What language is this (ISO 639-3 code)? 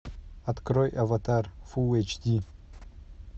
rus